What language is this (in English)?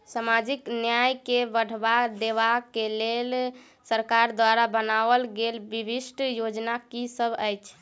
Maithili